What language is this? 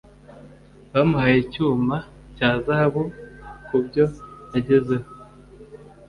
Kinyarwanda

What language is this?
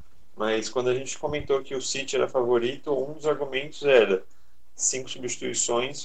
Portuguese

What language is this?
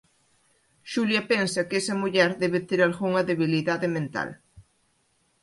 Galician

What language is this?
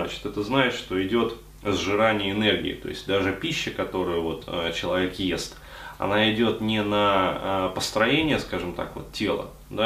Russian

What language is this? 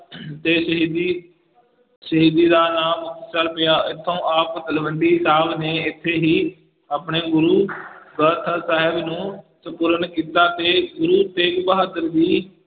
Punjabi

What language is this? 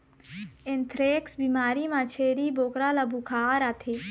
Chhattisgarhi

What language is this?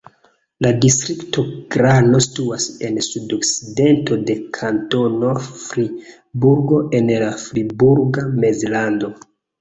Esperanto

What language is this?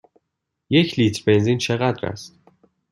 Persian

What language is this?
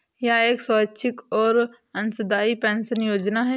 Hindi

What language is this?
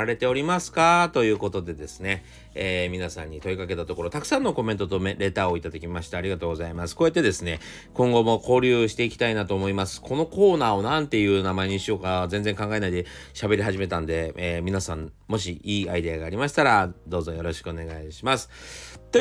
Japanese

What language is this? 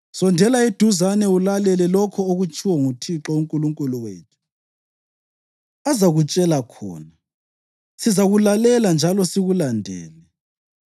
North Ndebele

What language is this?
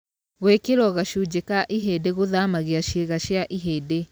Kikuyu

